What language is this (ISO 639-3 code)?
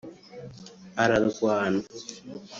kin